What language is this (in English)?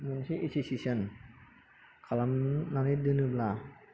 Bodo